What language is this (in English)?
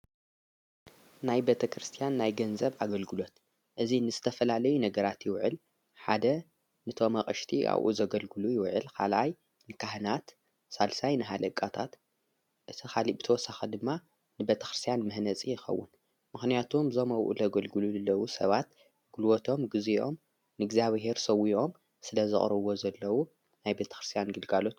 Tigrinya